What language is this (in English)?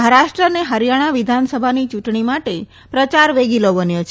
Gujarati